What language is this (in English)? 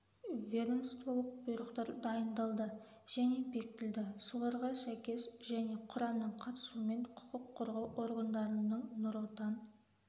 Kazakh